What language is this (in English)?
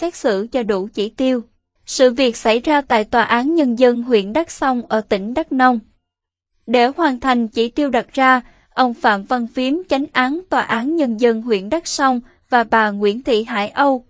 Vietnamese